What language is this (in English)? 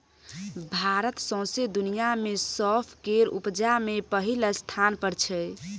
Maithili